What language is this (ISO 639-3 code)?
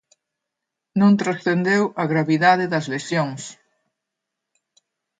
glg